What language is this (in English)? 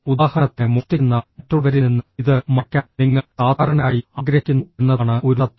Malayalam